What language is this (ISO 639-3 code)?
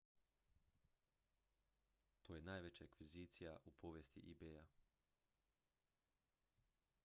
hrv